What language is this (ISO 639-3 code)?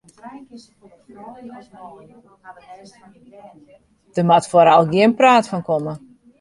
fry